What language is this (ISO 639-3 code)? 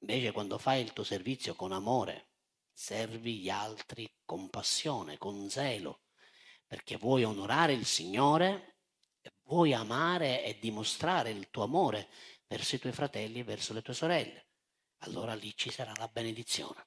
ita